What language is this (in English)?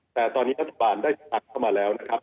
Thai